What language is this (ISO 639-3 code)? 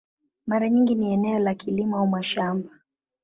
swa